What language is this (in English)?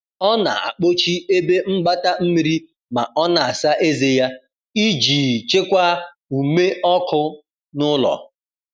Igbo